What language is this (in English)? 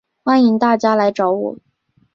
Chinese